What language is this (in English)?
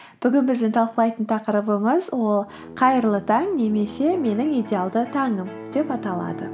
Kazakh